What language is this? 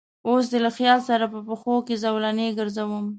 Pashto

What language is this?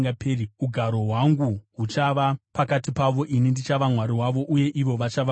Shona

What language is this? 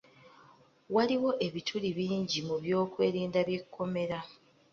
Ganda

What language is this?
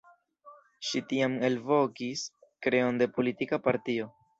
Esperanto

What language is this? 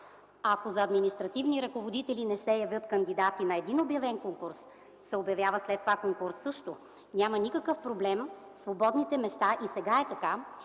Bulgarian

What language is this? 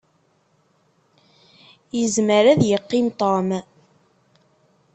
Kabyle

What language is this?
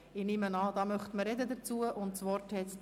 Swiss German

